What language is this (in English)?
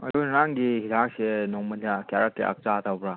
Manipuri